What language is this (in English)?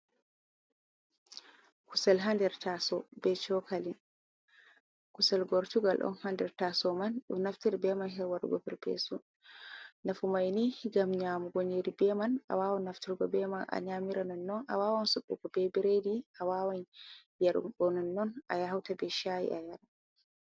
Fula